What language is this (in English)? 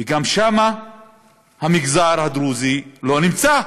Hebrew